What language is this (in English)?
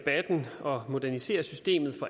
Danish